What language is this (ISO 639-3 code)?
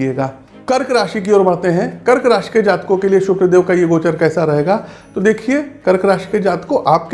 hin